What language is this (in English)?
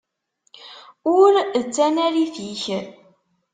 Kabyle